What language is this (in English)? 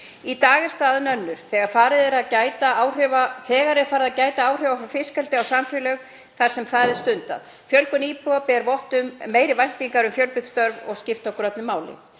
Icelandic